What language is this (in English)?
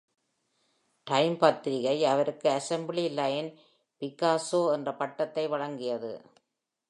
Tamil